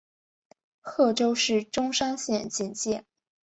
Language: Chinese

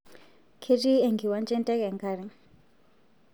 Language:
Masai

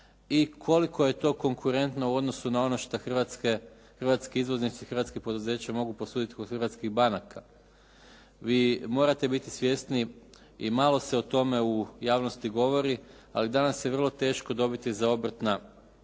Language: Croatian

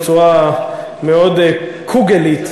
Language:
Hebrew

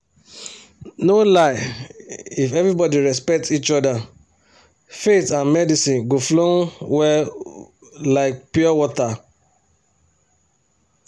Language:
Nigerian Pidgin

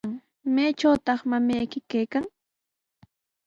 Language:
Sihuas Ancash Quechua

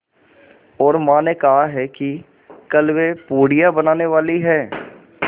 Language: Hindi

